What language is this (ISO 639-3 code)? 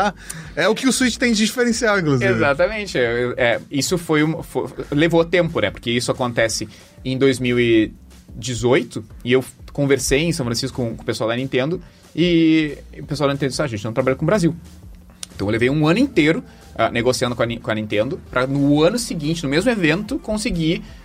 por